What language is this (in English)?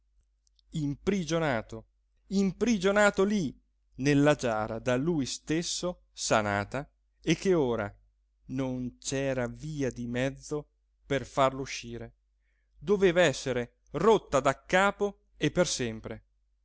Italian